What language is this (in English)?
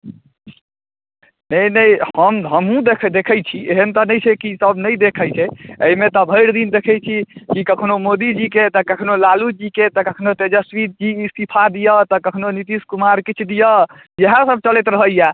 Maithili